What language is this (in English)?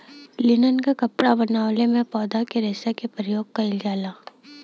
Bhojpuri